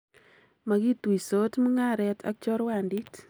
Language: Kalenjin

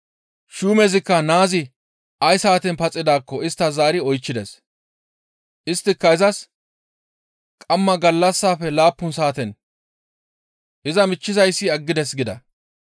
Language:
Gamo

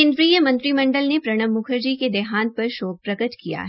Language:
Hindi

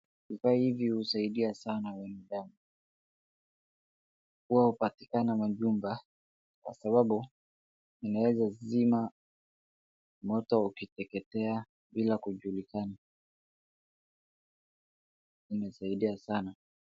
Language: Swahili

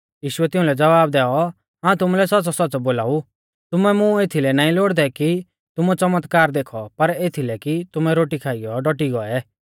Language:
Mahasu Pahari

